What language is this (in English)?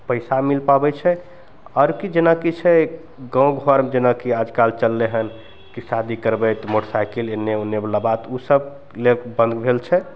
Maithili